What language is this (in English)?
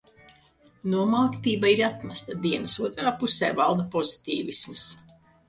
Latvian